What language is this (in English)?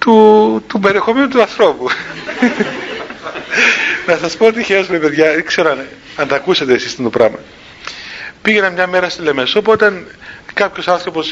Greek